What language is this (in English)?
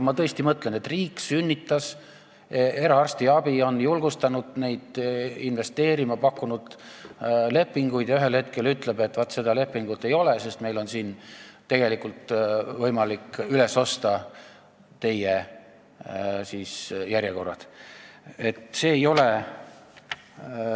Estonian